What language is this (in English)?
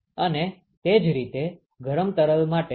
Gujarati